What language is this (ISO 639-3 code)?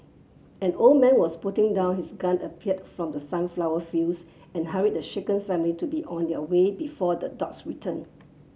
eng